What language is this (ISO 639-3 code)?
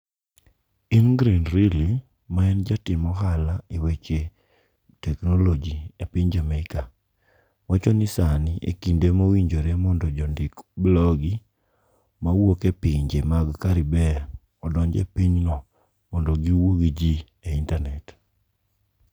luo